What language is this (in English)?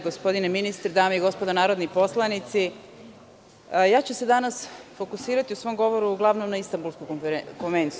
Serbian